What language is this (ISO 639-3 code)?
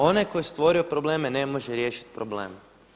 hrv